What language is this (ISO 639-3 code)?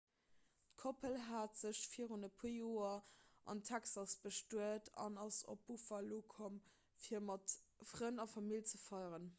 ltz